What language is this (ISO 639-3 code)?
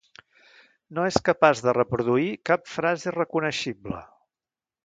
cat